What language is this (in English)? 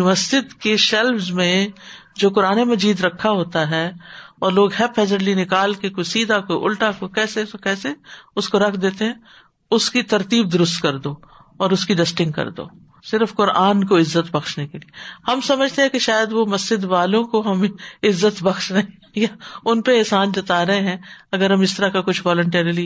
Urdu